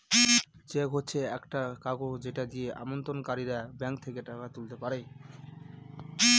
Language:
Bangla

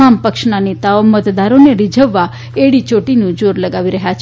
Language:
Gujarati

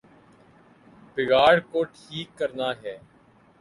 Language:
Urdu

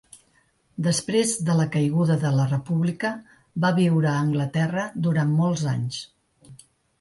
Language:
Catalan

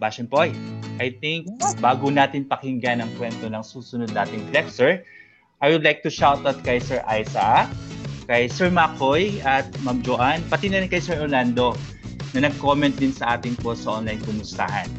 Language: Filipino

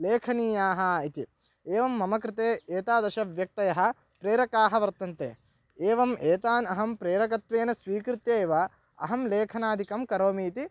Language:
Sanskrit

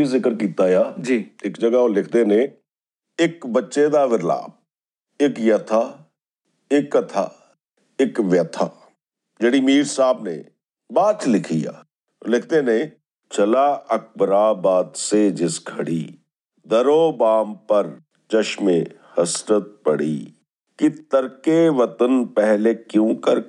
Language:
Punjabi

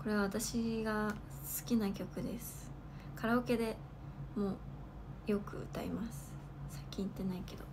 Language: Japanese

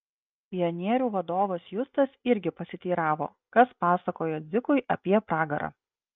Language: Lithuanian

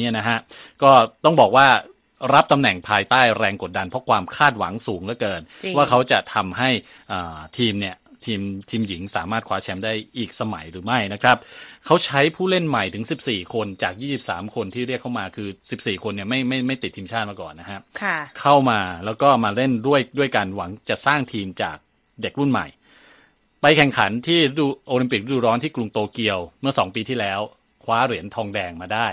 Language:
Thai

